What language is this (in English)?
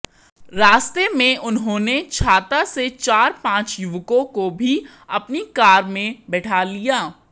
Hindi